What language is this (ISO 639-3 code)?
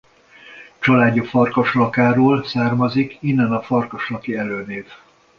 hun